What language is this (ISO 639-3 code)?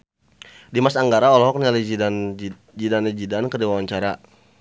sun